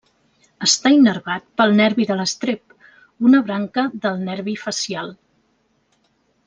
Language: Catalan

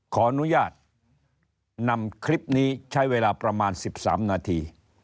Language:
Thai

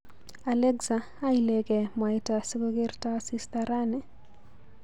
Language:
Kalenjin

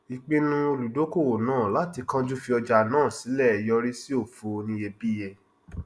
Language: Yoruba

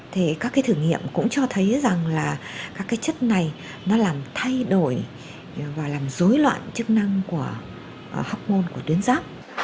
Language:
Vietnamese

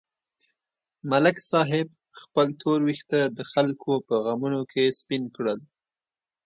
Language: Pashto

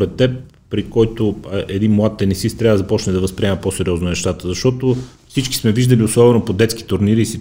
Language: Bulgarian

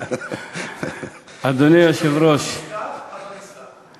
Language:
Hebrew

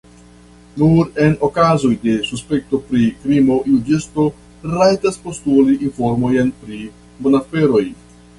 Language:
Esperanto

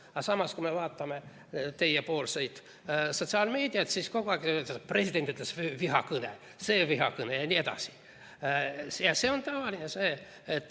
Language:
Estonian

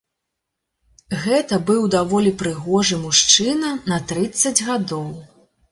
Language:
Belarusian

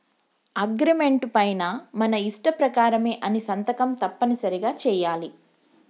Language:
Telugu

